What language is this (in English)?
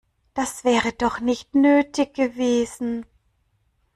German